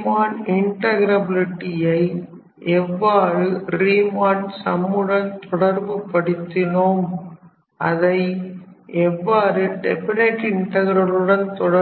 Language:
Tamil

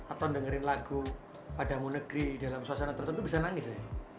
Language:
Indonesian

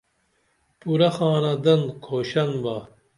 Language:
Dameli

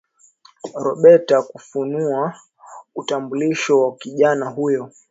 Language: Swahili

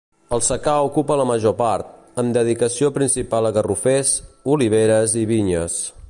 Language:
Catalan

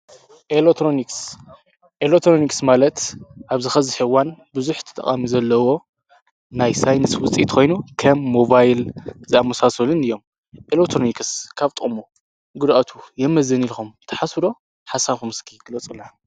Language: Tigrinya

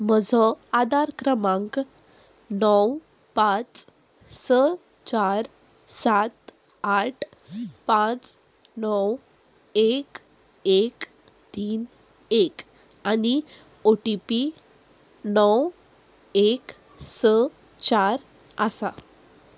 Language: Konkani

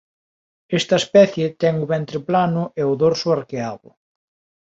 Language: Galician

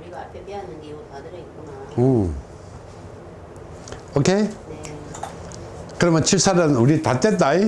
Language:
Korean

